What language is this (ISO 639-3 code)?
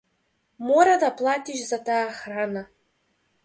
mkd